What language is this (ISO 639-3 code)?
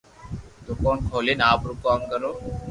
lrk